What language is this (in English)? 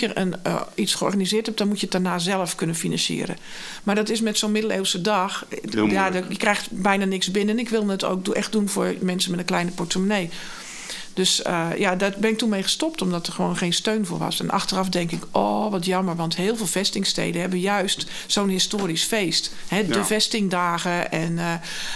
Dutch